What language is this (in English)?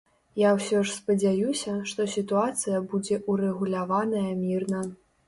Belarusian